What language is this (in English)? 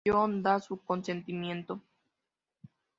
Spanish